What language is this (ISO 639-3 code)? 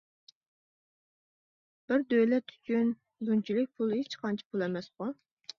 uig